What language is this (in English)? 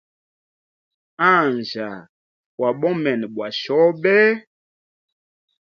Hemba